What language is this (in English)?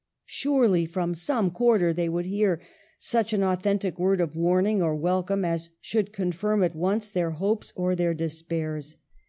English